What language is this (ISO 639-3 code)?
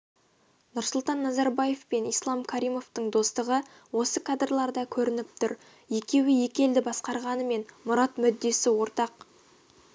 kaz